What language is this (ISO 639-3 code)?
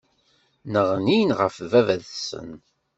kab